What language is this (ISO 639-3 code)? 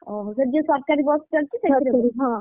ori